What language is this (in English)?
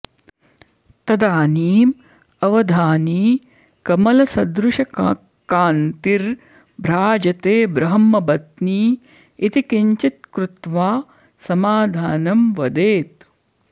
Sanskrit